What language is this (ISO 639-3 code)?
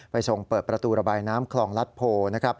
tha